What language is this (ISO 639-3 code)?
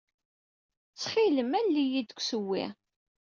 kab